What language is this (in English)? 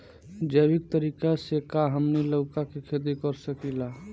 Bhojpuri